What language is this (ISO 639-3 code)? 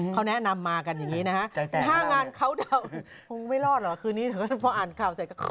tha